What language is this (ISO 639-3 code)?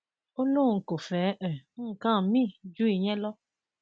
yor